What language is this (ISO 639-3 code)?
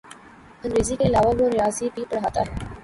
urd